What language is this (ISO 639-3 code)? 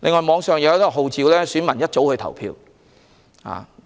yue